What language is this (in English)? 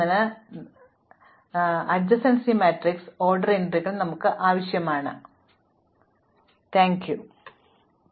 Malayalam